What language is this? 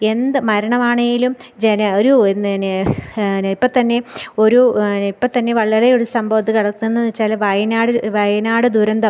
Malayalam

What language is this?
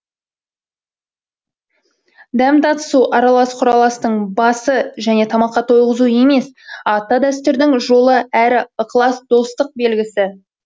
Kazakh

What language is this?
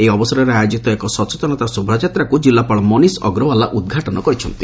Odia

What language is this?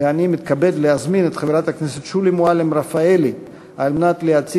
Hebrew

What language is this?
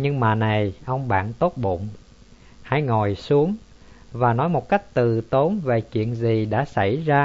Vietnamese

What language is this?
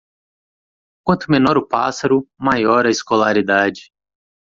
Portuguese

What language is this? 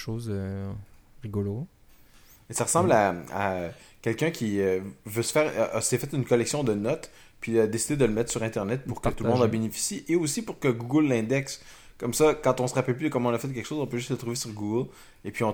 French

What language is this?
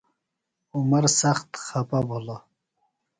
Phalura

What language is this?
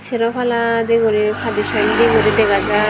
Chakma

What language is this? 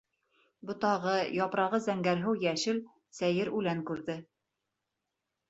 Bashkir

